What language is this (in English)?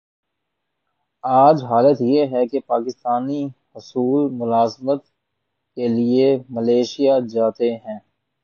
Urdu